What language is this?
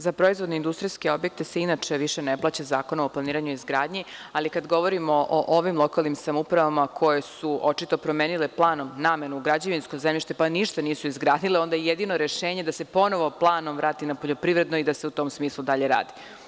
Serbian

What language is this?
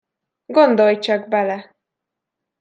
Hungarian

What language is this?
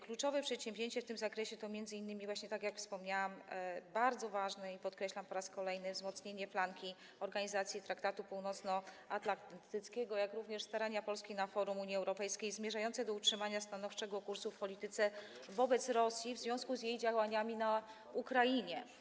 Polish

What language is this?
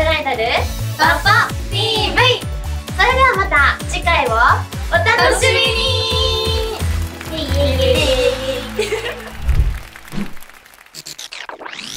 Japanese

